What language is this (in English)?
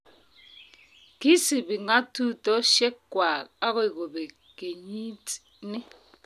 Kalenjin